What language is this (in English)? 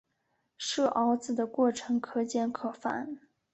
Chinese